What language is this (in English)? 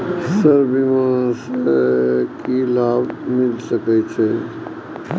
Maithili